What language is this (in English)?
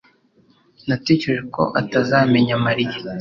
Kinyarwanda